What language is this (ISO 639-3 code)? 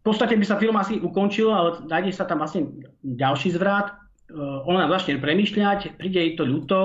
slk